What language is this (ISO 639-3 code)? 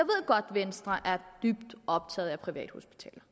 dan